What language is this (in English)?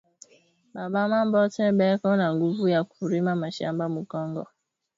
Swahili